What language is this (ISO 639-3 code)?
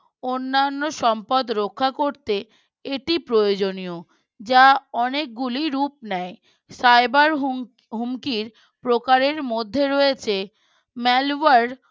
ben